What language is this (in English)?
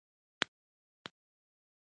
Pashto